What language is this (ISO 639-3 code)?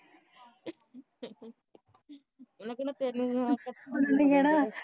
pan